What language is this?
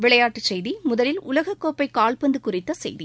Tamil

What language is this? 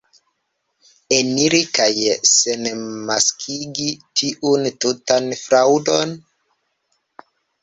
Esperanto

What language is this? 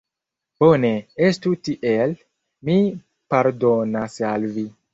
Esperanto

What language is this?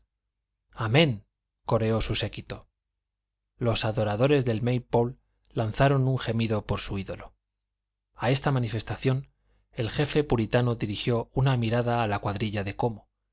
Spanish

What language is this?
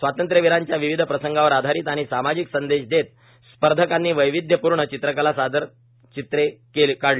Marathi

